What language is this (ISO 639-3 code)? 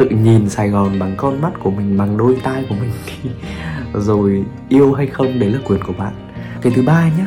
vie